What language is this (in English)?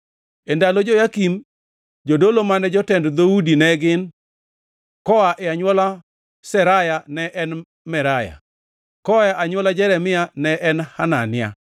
Luo (Kenya and Tanzania)